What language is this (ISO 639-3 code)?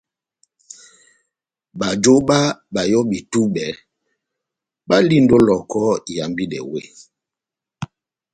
bnm